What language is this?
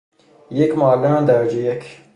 Persian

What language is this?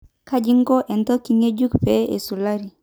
Masai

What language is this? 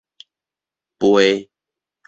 Min Nan Chinese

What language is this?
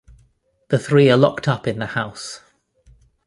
English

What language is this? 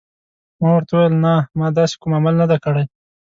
Pashto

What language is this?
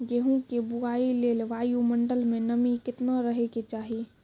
Maithili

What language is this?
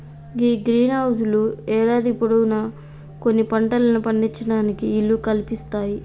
Telugu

